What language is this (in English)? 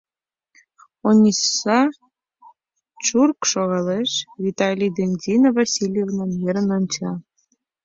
Mari